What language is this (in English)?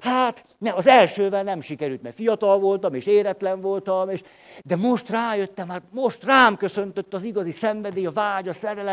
Hungarian